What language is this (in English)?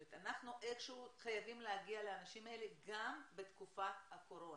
Hebrew